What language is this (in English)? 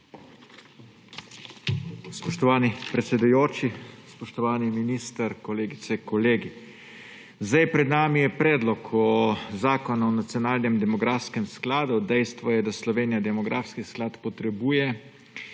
Slovenian